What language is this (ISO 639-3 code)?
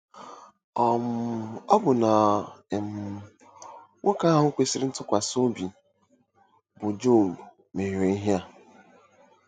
ibo